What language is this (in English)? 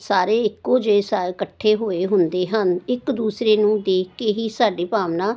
Punjabi